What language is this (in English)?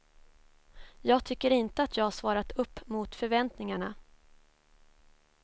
Swedish